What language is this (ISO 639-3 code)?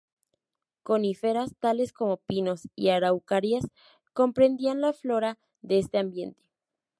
spa